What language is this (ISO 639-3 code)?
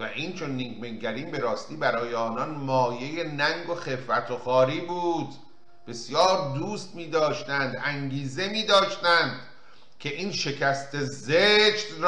fas